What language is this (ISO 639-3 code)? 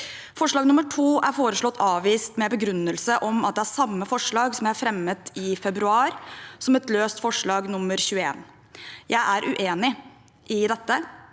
nor